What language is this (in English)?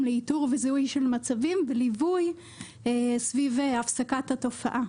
Hebrew